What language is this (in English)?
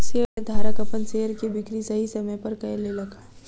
Maithili